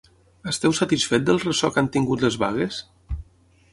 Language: Catalan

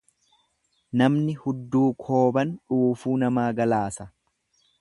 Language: Oromo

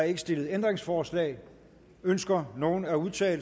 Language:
Danish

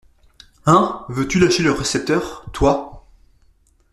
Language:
French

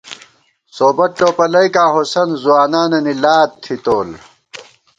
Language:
Gawar-Bati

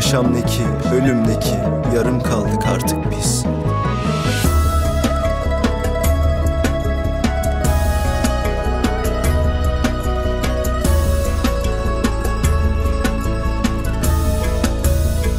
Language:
Turkish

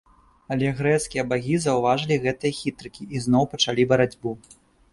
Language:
Belarusian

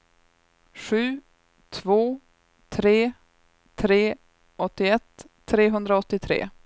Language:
Swedish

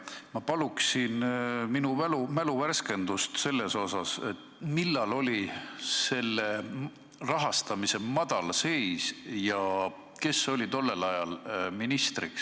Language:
Estonian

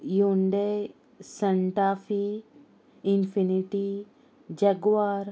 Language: Konkani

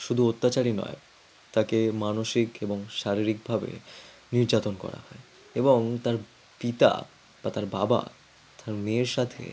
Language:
Bangla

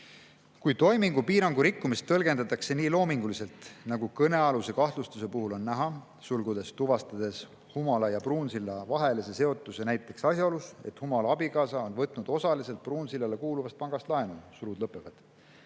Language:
Estonian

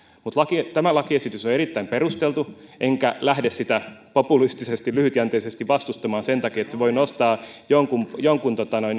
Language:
Finnish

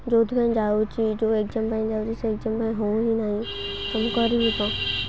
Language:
Odia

